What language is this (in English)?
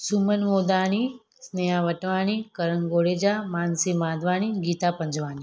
Sindhi